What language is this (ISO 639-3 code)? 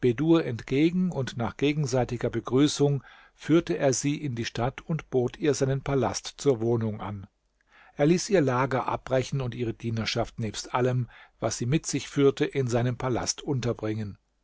deu